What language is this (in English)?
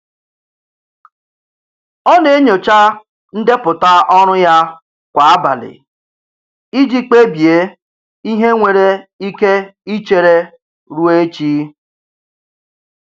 Igbo